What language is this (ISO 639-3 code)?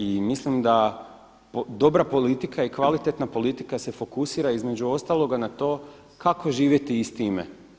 hrv